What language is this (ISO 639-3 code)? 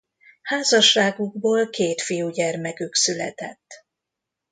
hun